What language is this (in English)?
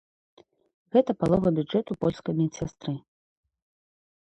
Belarusian